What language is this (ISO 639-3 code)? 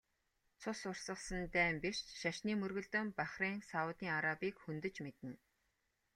mon